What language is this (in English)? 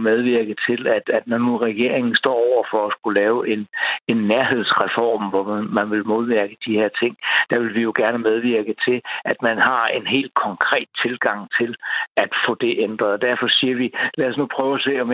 Danish